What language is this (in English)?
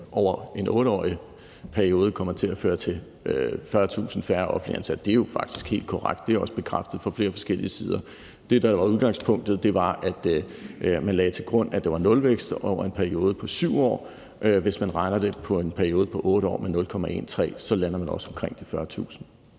Danish